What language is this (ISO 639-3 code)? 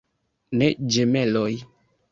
epo